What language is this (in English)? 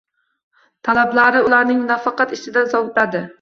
Uzbek